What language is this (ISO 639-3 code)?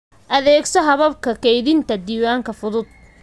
som